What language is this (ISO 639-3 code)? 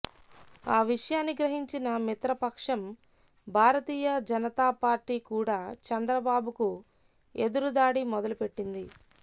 tel